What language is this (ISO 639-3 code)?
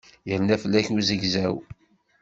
kab